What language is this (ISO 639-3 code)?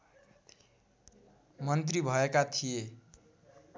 nep